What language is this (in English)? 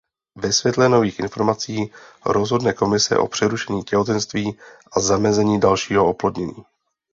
Czech